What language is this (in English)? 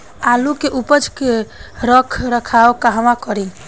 Bhojpuri